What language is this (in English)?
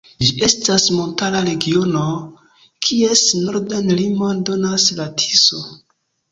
Esperanto